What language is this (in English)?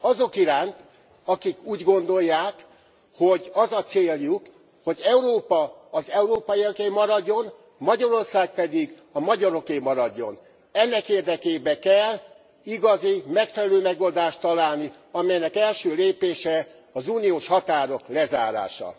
Hungarian